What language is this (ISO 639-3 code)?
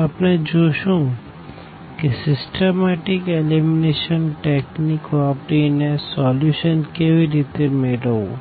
guj